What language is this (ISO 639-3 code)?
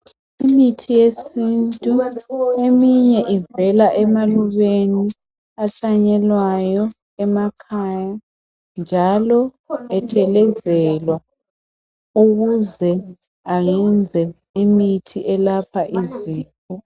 nde